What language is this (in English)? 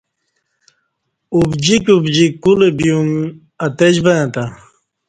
Kati